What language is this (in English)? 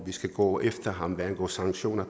Danish